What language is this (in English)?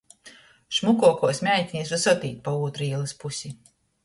Latgalian